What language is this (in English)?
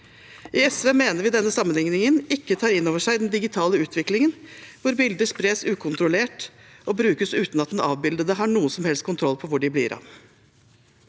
Norwegian